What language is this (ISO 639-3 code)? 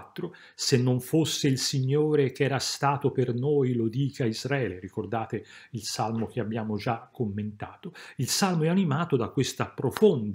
ita